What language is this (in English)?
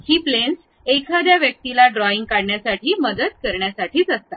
Marathi